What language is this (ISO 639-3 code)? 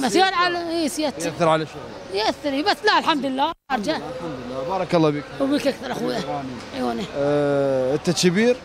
ara